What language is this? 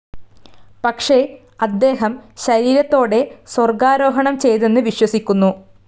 Malayalam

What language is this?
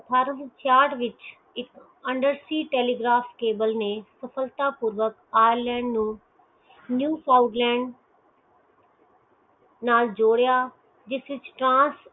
Punjabi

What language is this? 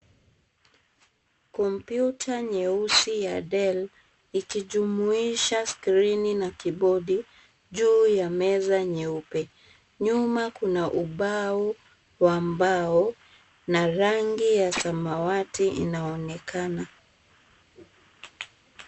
Swahili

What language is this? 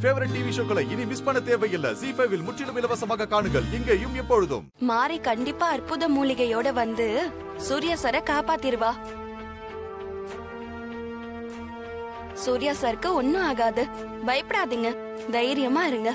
Tamil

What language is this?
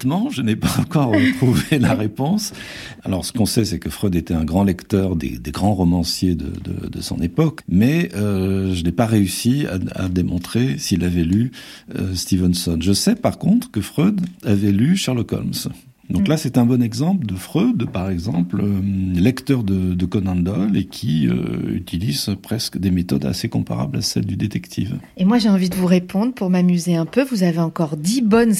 French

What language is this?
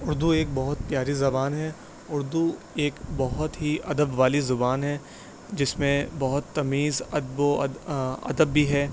Urdu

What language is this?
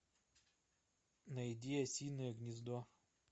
Russian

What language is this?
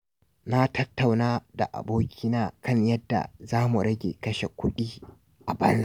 Hausa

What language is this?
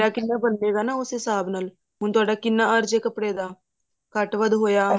Punjabi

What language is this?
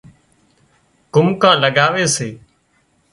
Wadiyara Koli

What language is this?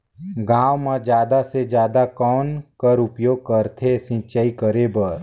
Chhattisgarhi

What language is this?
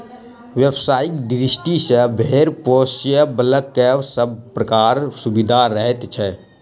Maithili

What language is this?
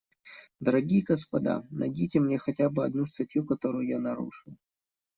Russian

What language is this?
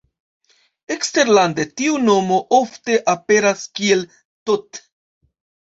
Esperanto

